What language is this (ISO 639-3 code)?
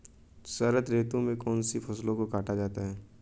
hin